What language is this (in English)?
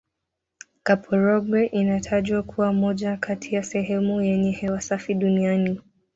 Swahili